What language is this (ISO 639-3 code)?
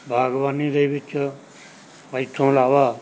pan